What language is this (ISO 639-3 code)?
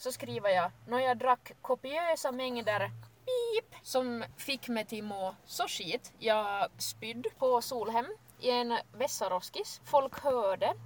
swe